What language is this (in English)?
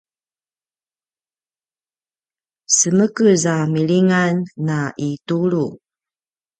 Paiwan